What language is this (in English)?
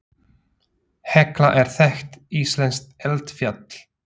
Icelandic